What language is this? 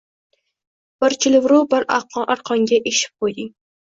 Uzbek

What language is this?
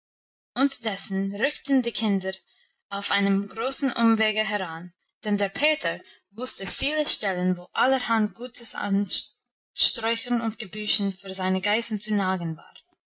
German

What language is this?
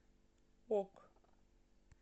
Russian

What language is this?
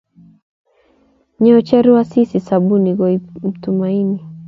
Kalenjin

